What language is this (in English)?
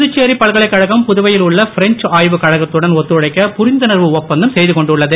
Tamil